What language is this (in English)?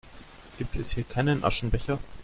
German